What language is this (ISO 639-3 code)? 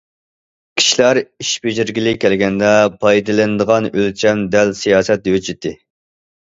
uig